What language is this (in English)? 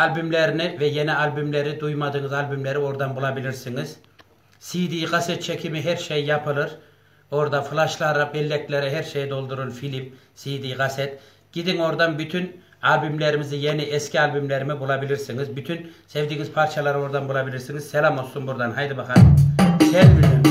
Turkish